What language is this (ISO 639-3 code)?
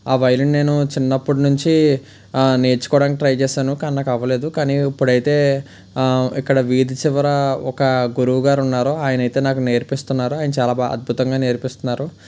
tel